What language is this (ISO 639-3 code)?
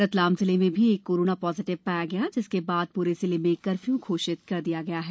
hin